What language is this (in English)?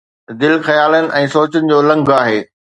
Sindhi